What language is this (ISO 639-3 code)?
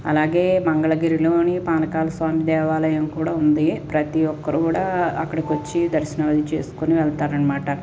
tel